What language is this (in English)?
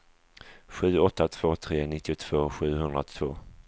Swedish